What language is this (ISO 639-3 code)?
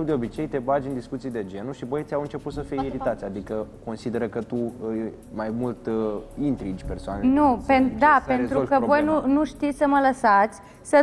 ron